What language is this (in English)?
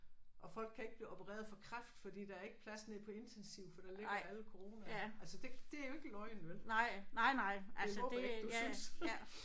Danish